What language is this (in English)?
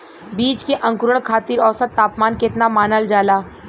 Bhojpuri